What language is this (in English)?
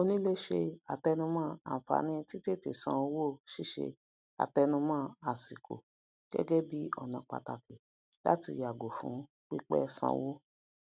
Yoruba